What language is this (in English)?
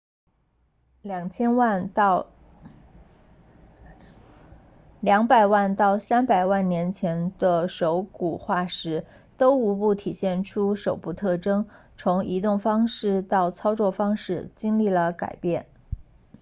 Chinese